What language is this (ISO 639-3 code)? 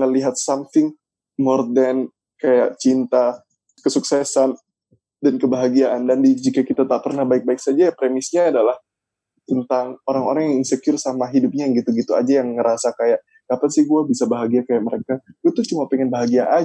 ind